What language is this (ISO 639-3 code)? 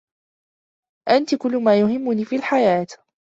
ara